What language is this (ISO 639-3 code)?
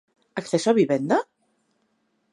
glg